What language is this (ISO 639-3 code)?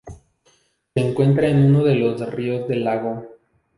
spa